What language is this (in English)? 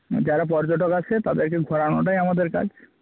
Bangla